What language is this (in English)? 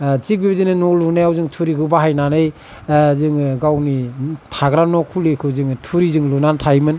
Bodo